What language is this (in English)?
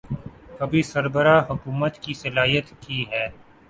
Urdu